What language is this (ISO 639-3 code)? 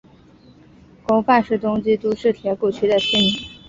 zho